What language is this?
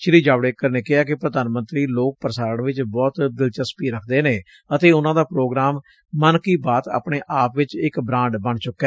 Punjabi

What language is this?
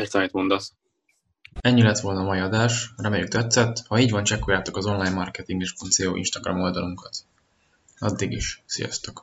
Hungarian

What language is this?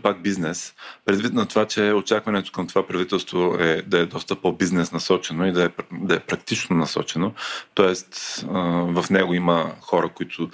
Bulgarian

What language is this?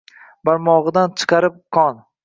Uzbek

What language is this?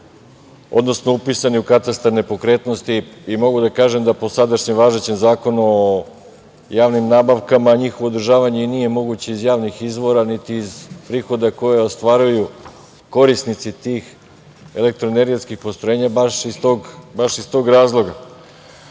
Serbian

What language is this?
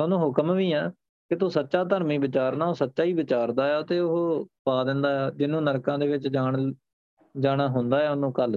Punjabi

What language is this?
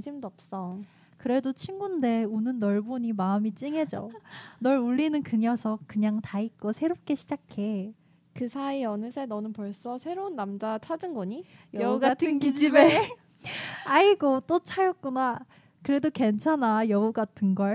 Korean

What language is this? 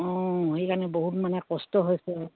Assamese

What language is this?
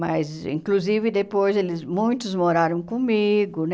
Portuguese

